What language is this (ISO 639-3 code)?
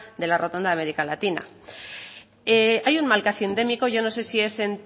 spa